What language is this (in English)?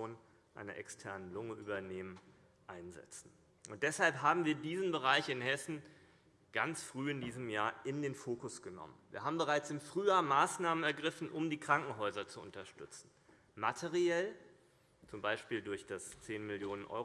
German